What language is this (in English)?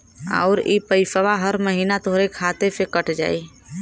Bhojpuri